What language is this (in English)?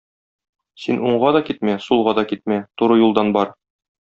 Tatar